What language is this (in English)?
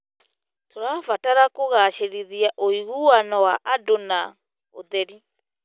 Kikuyu